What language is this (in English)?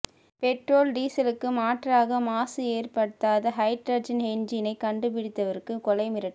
Tamil